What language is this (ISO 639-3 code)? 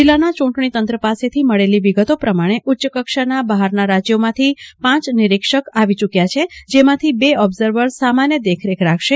guj